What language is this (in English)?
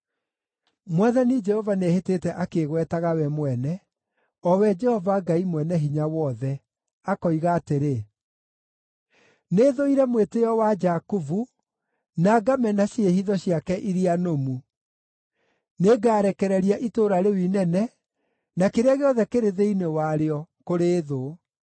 Kikuyu